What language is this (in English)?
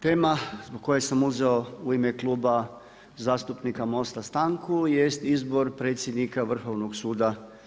Croatian